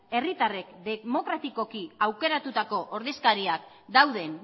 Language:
Basque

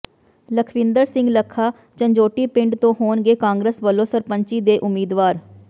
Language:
Punjabi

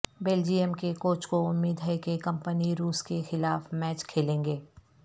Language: Urdu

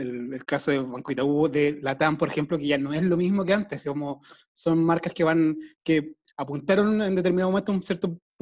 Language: Spanish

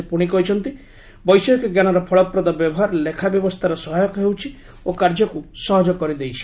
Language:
Odia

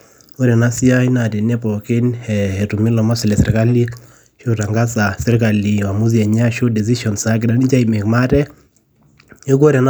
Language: Masai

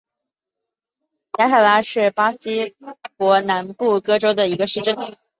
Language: Chinese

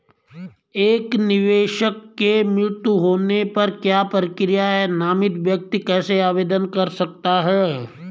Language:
Hindi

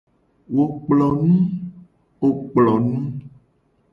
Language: Gen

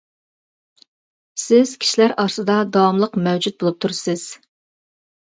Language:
Uyghur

